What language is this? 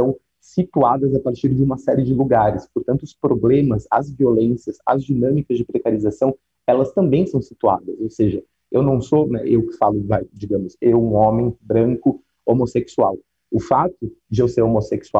Portuguese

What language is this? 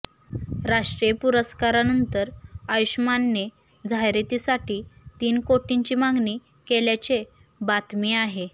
Marathi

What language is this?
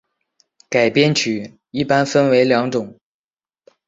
Chinese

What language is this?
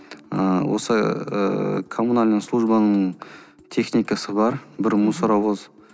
Kazakh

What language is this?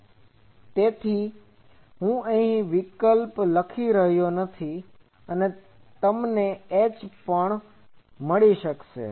Gujarati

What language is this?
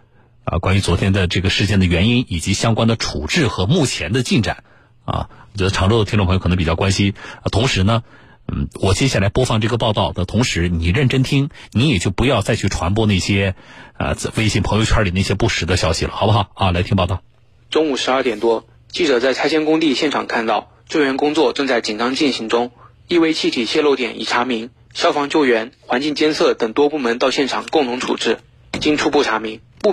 Chinese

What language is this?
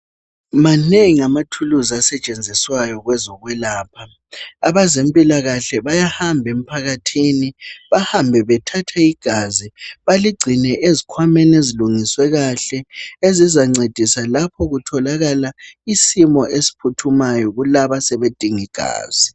North Ndebele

